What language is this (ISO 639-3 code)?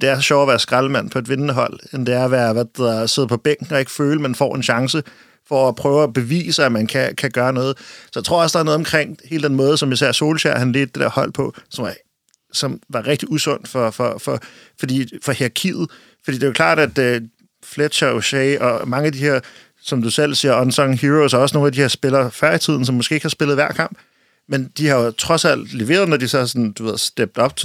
dan